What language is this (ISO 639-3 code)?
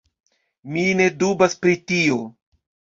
epo